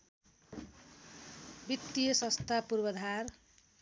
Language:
Nepali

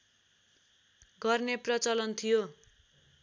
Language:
Nepali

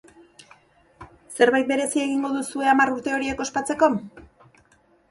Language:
Basque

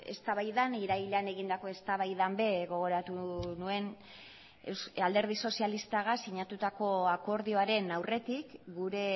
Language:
Basque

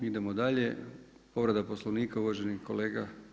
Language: Croatian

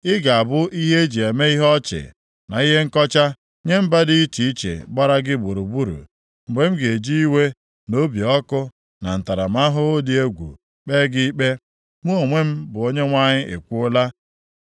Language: Igbo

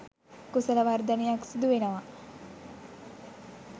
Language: Sinhala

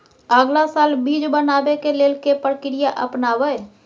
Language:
Maithili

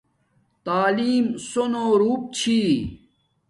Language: Domaaki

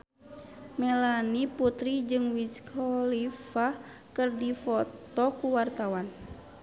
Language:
Sundanese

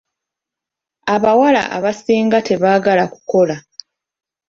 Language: Ganda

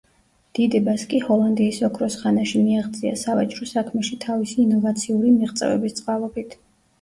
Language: Georgian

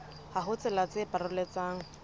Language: Southern Sotho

